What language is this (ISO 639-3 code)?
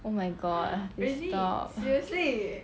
eng